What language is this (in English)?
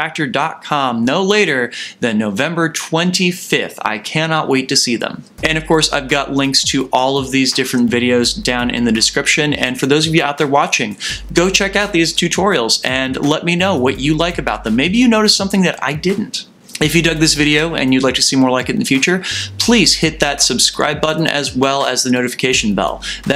English